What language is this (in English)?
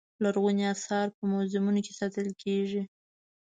Pashto